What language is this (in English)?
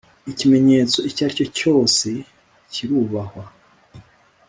Kinyarwanda